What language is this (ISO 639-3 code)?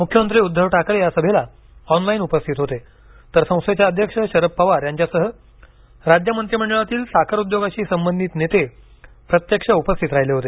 mar